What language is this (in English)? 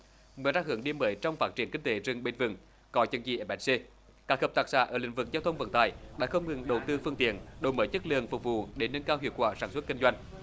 Vietnamese